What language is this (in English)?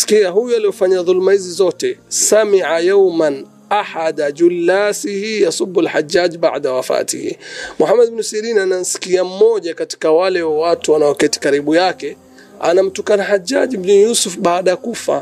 Swahili